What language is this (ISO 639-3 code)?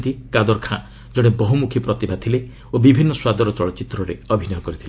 ori